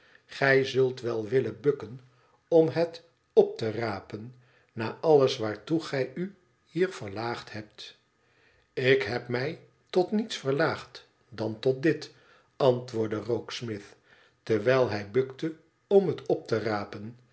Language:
Dutch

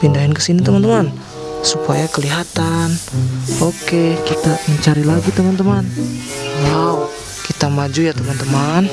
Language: Indonesian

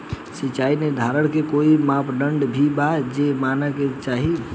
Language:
Bhojpuri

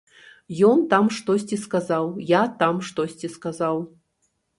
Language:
Belarusian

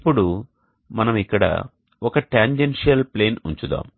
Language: Telugu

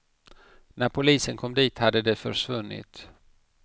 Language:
Swedish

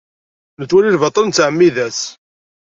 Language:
Kabyle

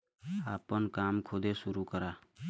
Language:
Bhojpuri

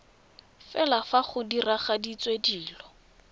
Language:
Tswana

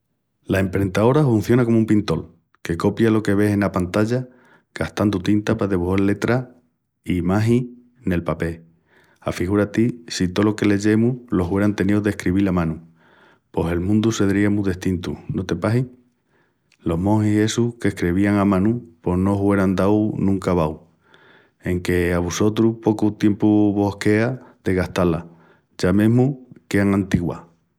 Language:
Extremaduran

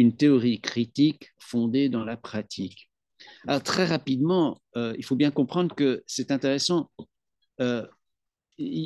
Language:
French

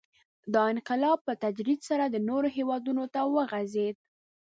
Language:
Pashto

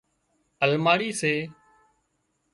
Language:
Wadiyara Koli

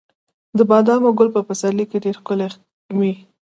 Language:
Pashto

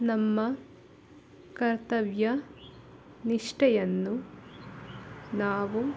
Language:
Kannada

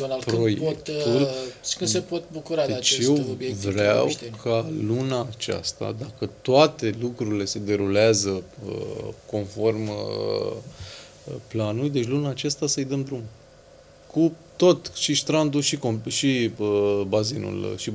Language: Romanian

